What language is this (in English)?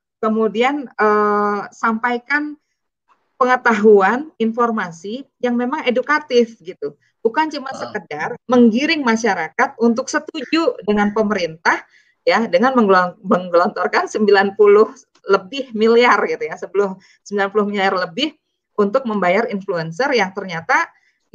Indonesian